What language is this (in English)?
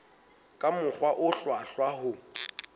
Southern Sotho